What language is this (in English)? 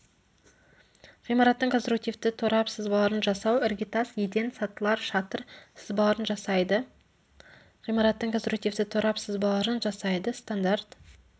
Kazakh